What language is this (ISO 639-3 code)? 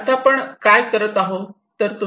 mar